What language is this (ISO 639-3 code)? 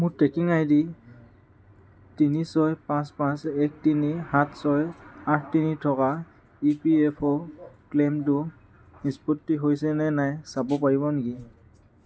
asm